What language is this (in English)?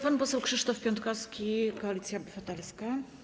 Polish